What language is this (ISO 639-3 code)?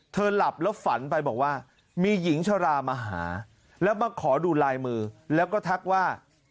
tha